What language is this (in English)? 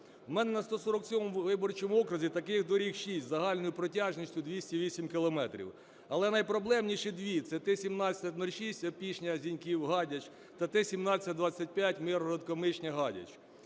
Ukrainian